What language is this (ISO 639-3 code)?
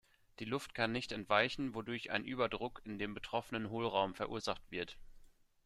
deu